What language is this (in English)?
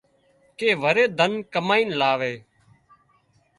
Wadiyara Koli